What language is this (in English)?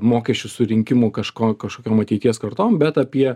Lithuanian